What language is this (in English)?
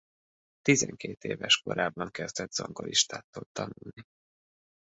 Hungarian